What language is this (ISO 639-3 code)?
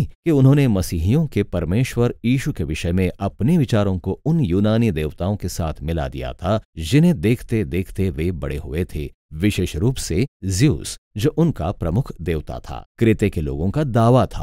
hin